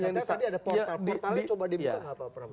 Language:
Indonesian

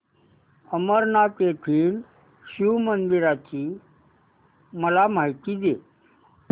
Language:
Marathi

